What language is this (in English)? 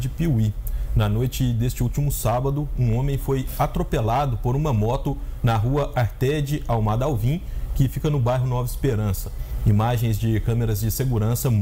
Portuguese